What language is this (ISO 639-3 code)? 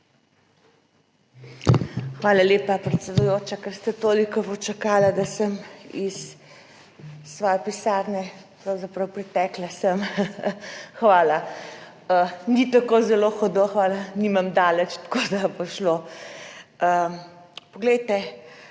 slv